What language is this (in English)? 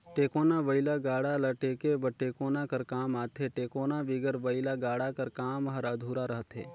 Chhattisgarhi